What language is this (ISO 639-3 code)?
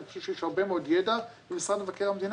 heb